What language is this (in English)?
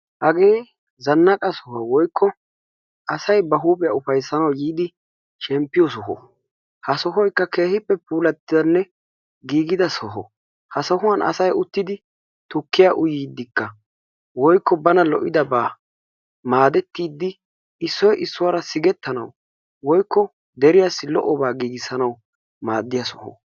Wolaytta